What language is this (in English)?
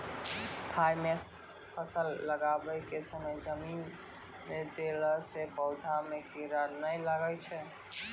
Maithili